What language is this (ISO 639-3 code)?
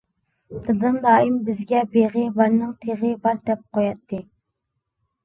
uig